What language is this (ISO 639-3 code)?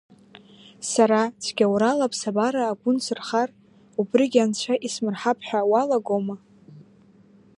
abk